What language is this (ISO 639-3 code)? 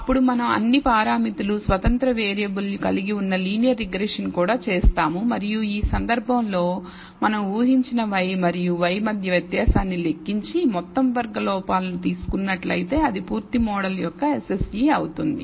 tel